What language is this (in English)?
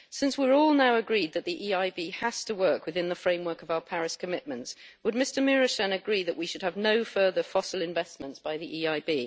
English